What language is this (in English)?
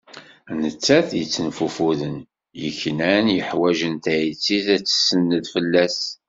Kabyle